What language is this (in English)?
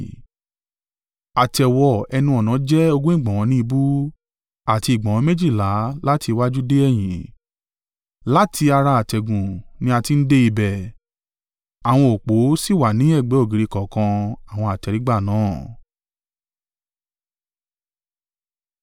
Yoruba